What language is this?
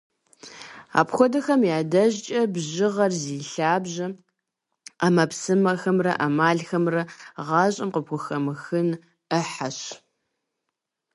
Kabardian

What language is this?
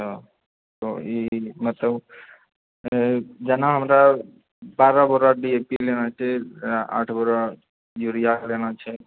Maithili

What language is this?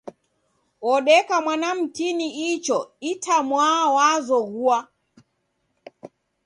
Taita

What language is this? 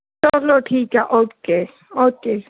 Punjabi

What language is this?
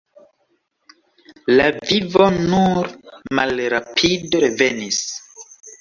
Esperanto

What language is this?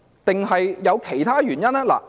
Cantonese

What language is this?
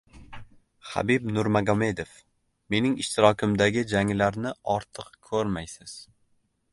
Uzbek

